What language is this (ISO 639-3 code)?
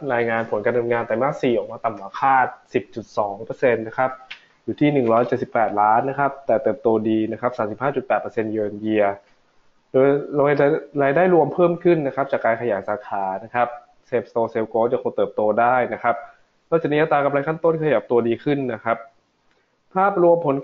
tha